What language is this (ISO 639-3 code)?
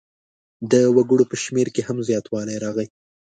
pus